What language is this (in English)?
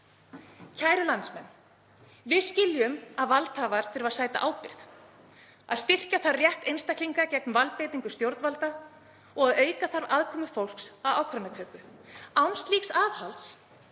Icelandic